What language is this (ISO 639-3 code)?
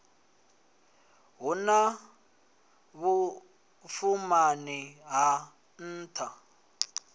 ven